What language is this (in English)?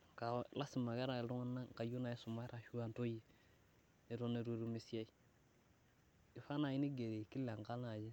Masai